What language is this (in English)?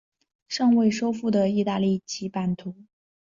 Chinese